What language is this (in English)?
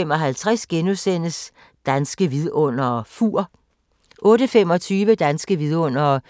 Danish